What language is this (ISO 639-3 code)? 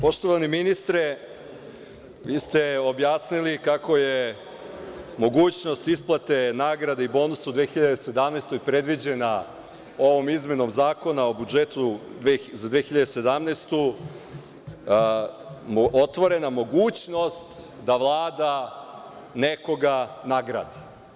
srp